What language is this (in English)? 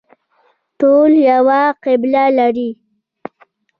Pashto